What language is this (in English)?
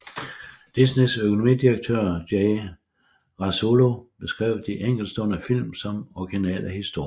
Danish